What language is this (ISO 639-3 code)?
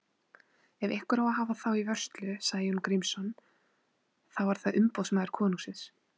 isl